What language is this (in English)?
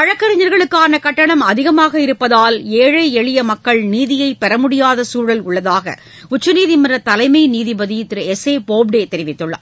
Tamil